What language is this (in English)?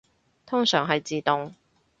Cantonese